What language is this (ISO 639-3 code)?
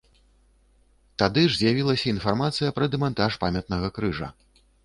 bel